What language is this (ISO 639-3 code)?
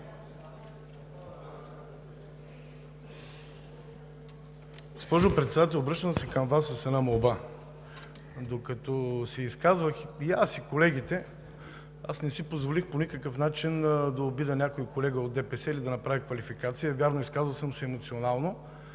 bul